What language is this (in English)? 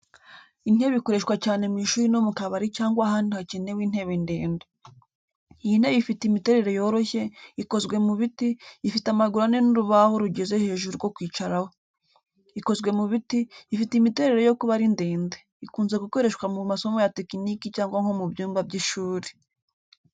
Kinyarwanda